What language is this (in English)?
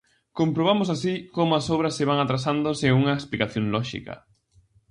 Galician